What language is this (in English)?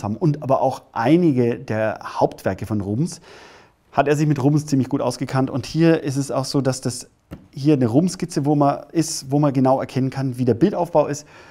German